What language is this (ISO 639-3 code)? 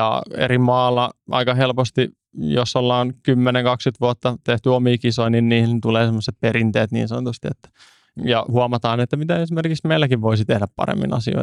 fin